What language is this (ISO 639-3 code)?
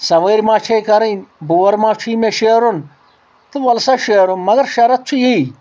kas